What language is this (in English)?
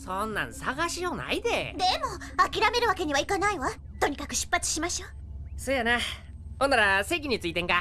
Japanese